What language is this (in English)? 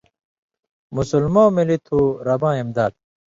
Indus Kohistani